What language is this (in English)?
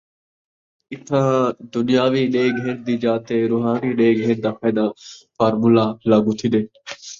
Saraiki